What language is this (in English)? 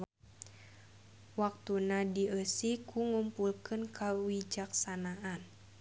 Sundanese